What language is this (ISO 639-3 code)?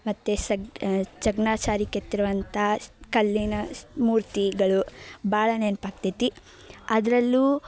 kan